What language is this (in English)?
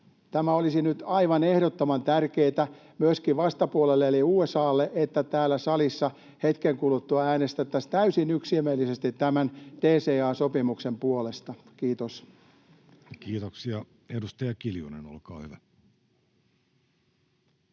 Finnish